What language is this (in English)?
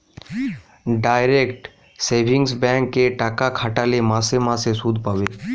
Bangla